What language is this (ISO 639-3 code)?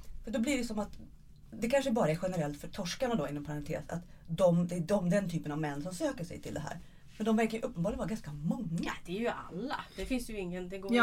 swe